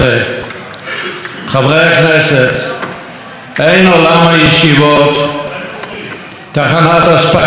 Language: Hebrew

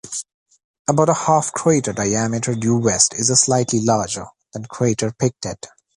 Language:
English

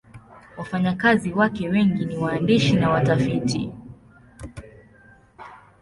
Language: Swahili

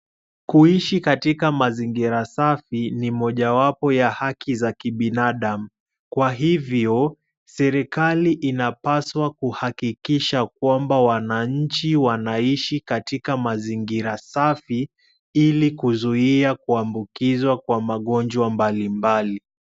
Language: Swahili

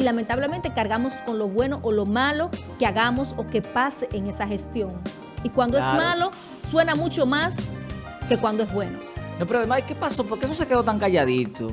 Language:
Spanish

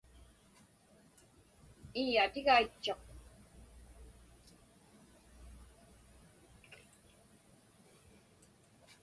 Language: Inupiaq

